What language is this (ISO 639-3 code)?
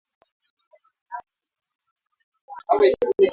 swa